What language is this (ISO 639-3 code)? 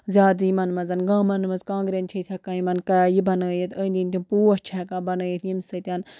kas